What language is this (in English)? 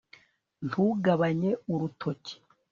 Kinyarwanda